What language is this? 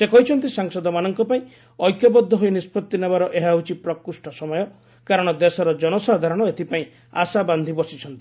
Odia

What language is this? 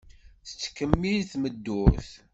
Kabyle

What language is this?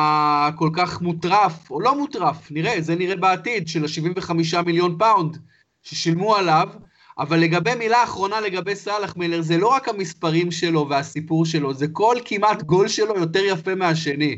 Hebrew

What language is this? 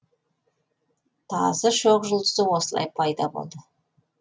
Kazakh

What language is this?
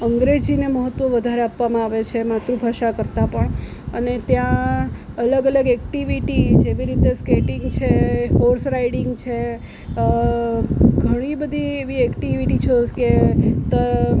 Gujarati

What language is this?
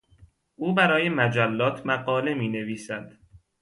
Persian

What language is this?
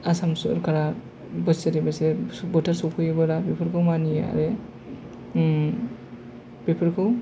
Bodo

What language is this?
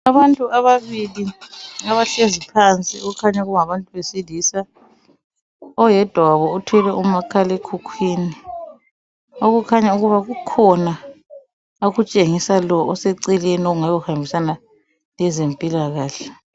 North Ndebele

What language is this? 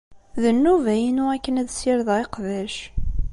Kabyle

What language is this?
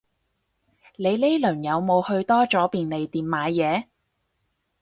Cantonese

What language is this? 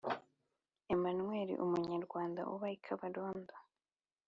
Kinyarwanda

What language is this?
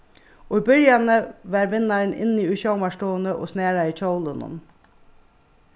Faroese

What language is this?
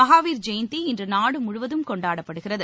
Tamil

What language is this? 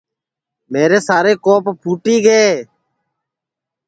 Sansi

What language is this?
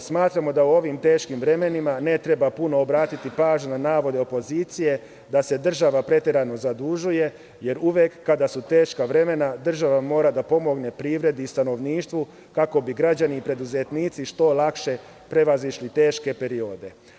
Serbian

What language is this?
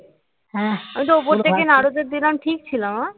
Bangla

